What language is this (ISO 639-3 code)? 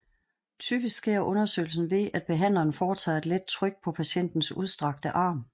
dan